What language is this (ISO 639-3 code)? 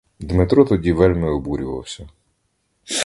ukr